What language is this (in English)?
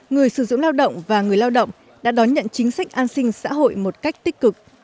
Vietnamese